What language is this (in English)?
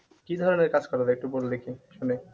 Bangla